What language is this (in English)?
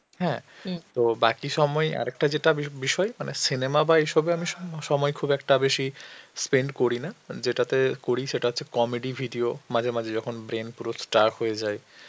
Bangla